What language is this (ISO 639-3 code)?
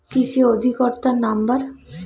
ben